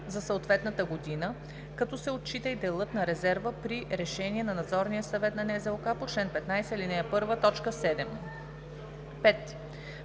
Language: Bulgarian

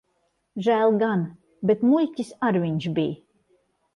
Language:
Latvian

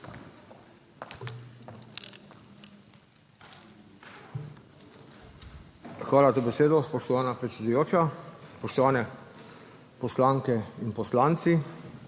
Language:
Slovenian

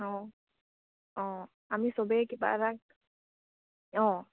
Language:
Assamese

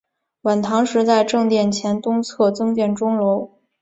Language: Chinese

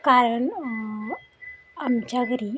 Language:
Marathi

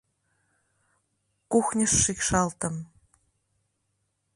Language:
Mari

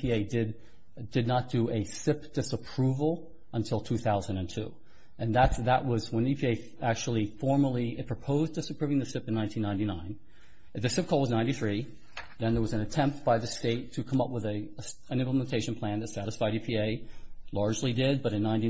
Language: English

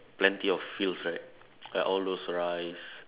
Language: English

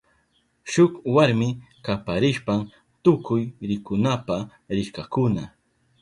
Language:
Southern Pastaza Quechua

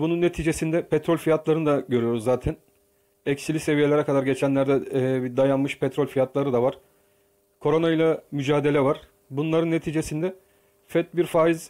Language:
Turkish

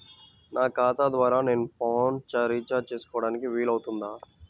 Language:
Telugu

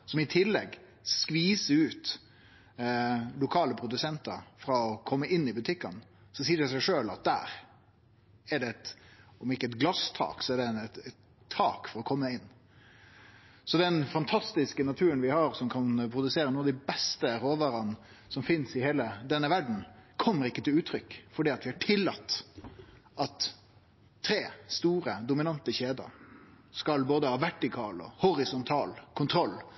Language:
Norwegian Nynorsk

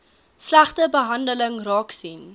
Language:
Afrikaans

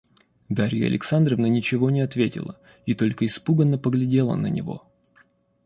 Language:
Russian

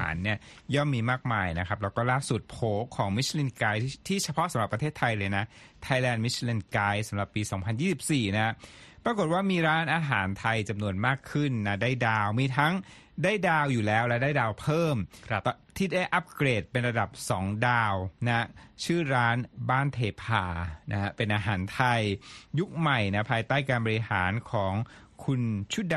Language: Thai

